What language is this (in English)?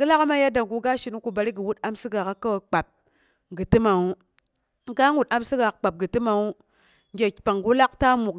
Boghom